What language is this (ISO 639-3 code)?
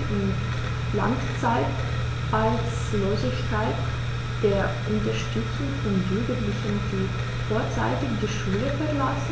deu